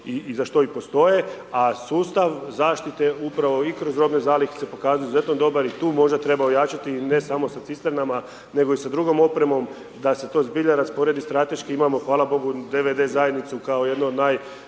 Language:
Croatian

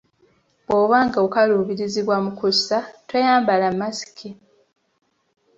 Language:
Ganda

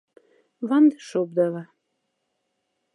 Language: Moksha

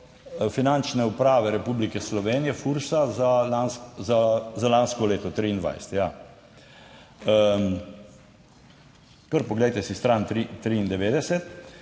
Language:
Slovenian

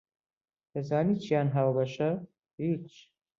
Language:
Central Kurdish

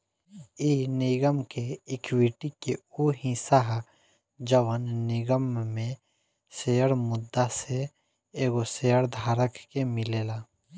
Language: Bhojpuri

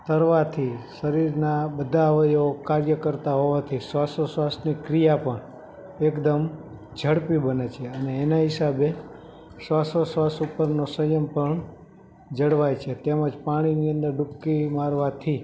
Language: Gujarati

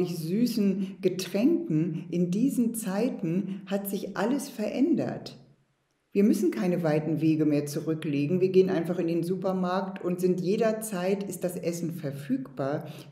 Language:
German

